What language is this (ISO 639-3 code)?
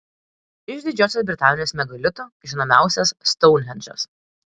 lit